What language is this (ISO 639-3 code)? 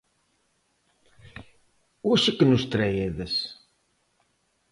glg